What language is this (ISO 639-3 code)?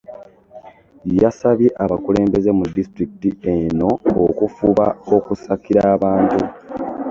lug